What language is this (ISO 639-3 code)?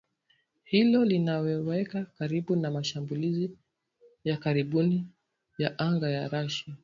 swa